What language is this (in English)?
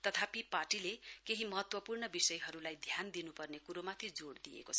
Nepali